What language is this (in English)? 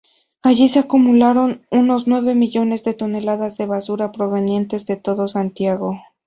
Spanish